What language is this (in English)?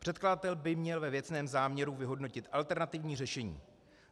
Czech